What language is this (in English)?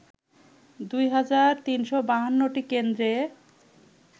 Bangla